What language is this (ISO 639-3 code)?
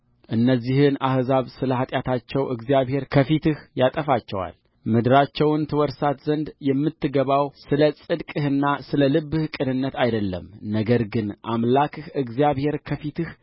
amh